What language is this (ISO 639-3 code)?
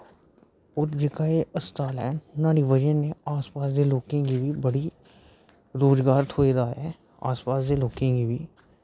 doi